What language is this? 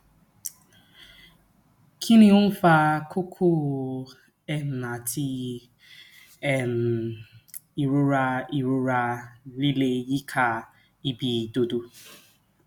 Yoruba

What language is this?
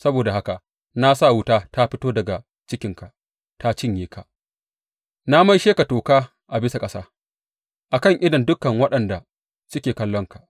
Hausa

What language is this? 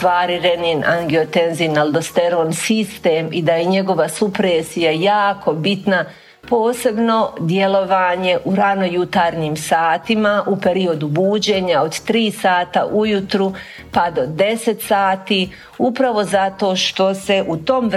Croatian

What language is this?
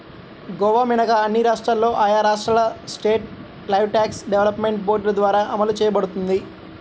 Telugu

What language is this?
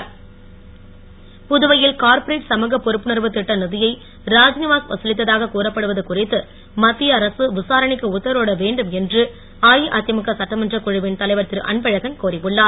Tamil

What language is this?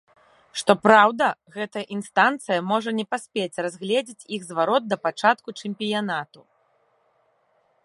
Belarusian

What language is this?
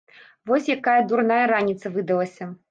Belarusian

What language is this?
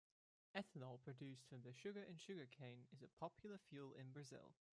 English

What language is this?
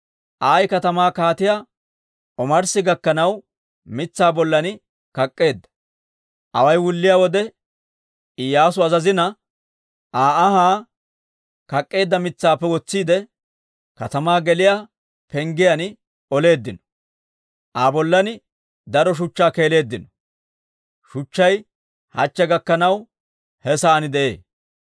Dawro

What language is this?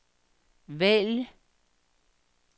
Danish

